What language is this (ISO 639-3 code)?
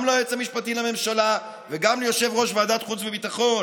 heb